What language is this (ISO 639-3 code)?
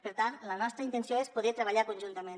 cat